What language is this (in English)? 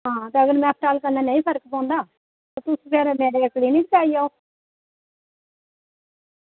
Dogri